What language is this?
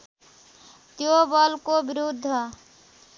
Nepali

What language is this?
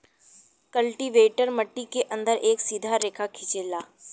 Bhojpuri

